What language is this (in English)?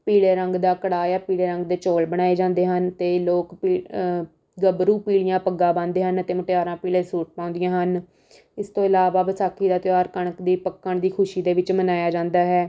Punjabi